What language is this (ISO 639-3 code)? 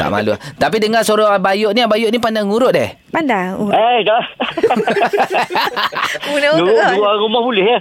msa